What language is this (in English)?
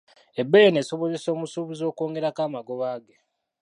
Ganda